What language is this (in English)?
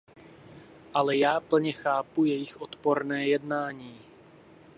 Czech